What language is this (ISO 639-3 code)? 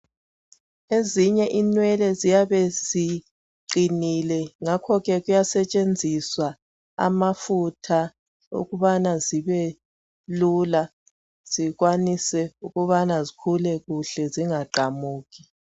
nde